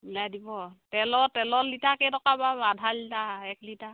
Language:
Assamese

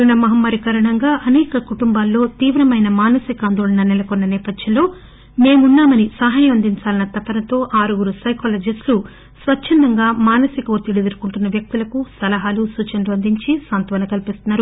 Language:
Telugu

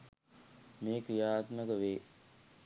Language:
Sinhala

